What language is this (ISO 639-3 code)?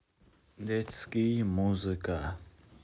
rus